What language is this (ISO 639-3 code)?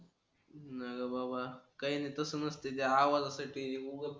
mar